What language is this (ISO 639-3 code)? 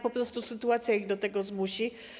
pol